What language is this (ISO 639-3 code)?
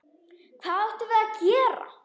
isl